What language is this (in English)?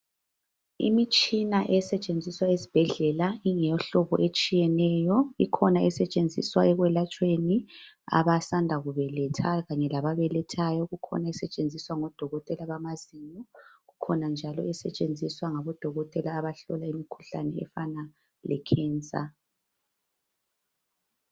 North Ndebele